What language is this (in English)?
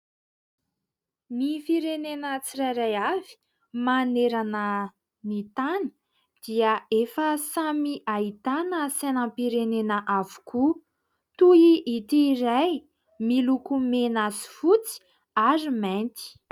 Malagasy